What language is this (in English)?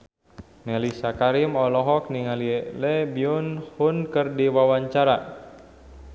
Sundanese